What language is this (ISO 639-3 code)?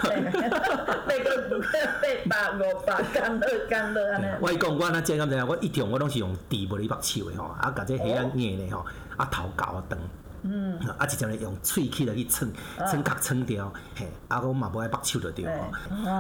zho